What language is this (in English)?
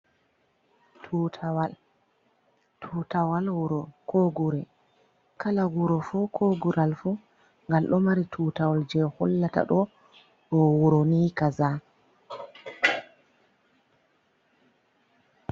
Fula